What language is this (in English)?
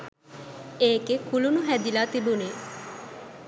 Sinhala